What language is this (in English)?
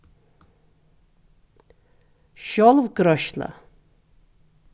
Faroese